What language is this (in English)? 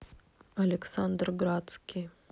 Russian